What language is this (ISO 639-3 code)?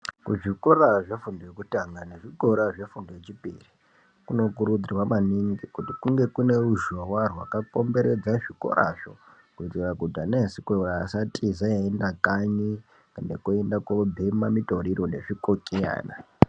ndc